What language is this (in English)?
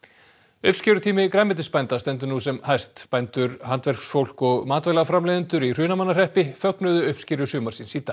Icelandic